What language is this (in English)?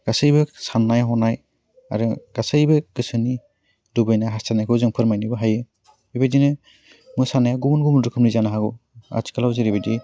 Bodo